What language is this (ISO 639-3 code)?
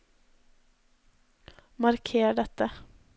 nor